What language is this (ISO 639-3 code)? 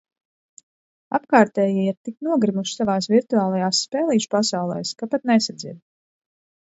lav